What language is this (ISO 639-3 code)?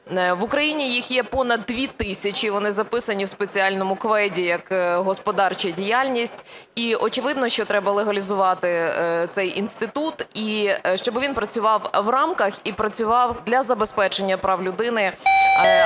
ukr